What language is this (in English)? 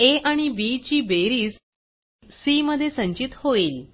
Marathi